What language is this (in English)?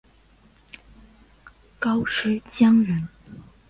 Chinese